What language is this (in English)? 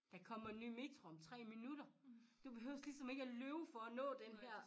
Danish